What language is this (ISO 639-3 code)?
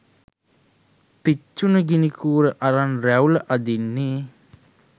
sin